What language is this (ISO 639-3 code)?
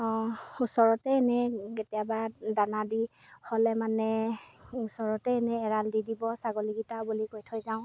asm